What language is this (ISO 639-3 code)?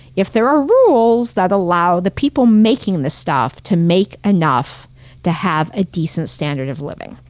eng